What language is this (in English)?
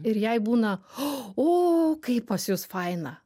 Lithuanian